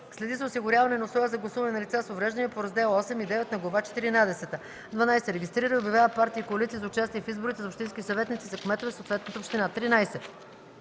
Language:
Bulgarian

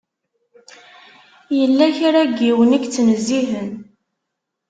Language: Kabyle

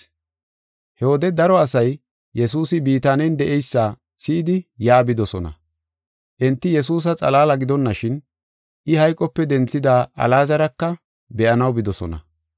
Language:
Gofa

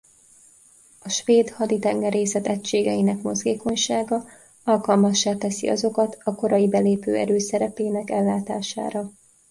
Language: Hungarian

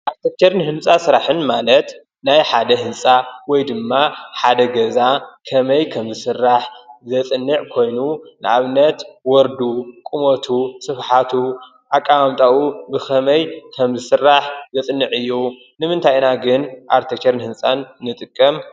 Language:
Tigrinya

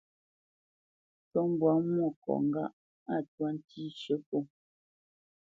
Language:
Bamenyam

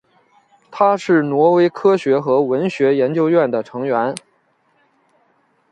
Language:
Chinese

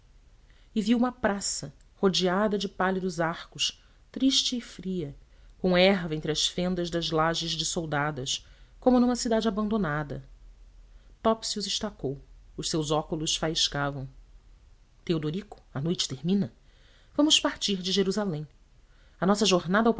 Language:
Portuguese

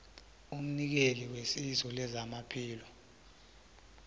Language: South Ndebele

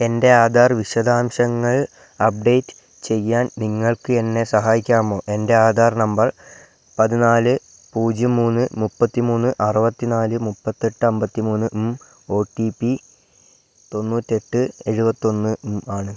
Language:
Malayalam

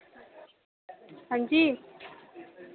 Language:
Dogri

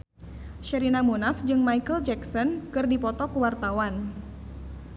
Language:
Sundanese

